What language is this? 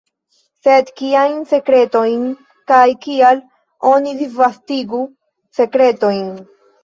Esperanto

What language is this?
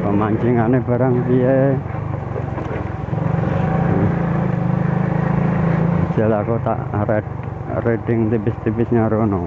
Indonesian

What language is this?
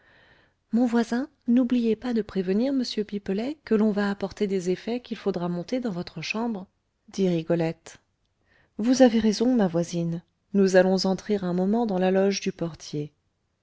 French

